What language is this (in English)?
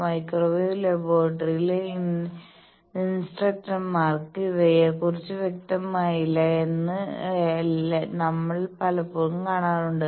Malayalam